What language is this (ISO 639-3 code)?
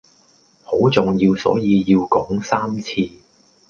yue